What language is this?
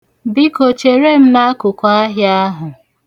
Igbo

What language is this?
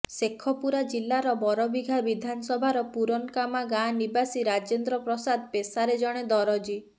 Odia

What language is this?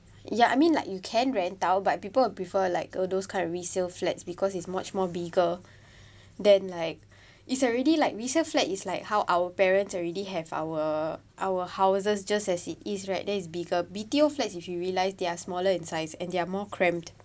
English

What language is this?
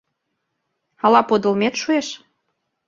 Mari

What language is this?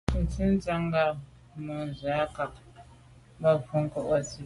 Medumba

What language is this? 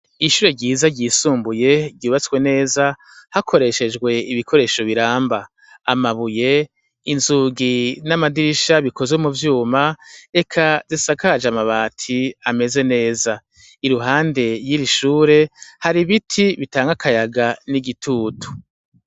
Rundi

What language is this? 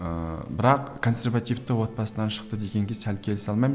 Kazakh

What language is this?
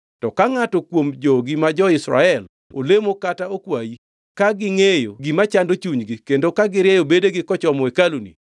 Luo (Kenya and Tanzania)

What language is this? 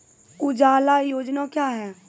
Maithili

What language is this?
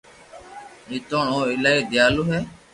Loarki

